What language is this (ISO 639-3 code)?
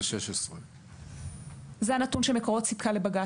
heb